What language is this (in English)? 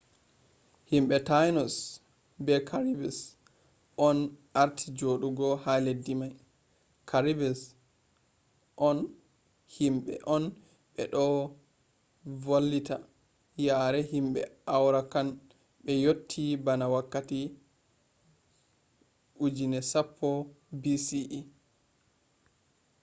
Fula